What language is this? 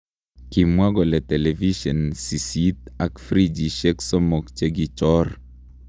Kalenjin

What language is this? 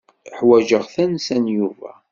Kabyle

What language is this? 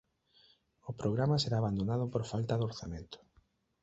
Galician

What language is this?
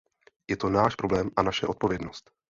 Czech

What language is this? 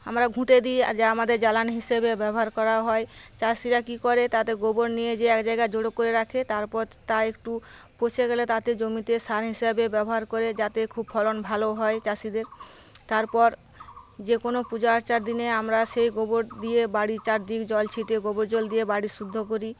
Bangla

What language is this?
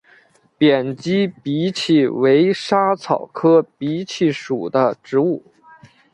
Chinese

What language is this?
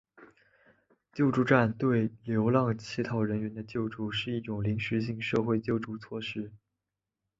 Chinese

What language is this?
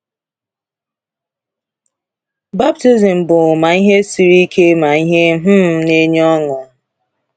Igbo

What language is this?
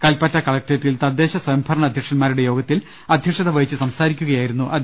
Malayalam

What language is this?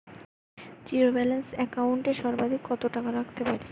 Bangla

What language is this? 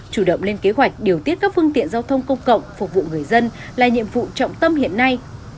Vietnamese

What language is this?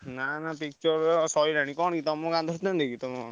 Odia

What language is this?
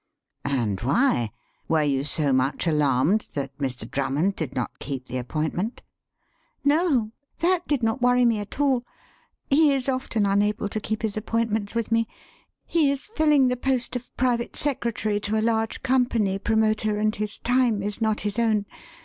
English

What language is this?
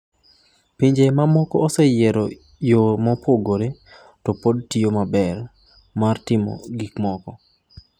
Luo (Kenya and Tanzania)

